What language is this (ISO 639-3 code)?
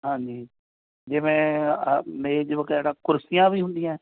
pan